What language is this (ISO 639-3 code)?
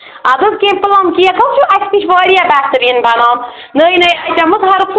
kas